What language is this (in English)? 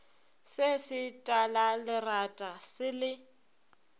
Northern Sotho